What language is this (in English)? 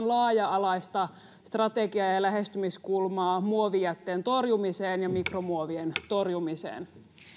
Finnish